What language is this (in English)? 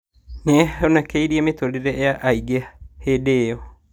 Kikuyu